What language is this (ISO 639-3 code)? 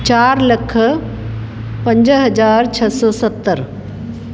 snd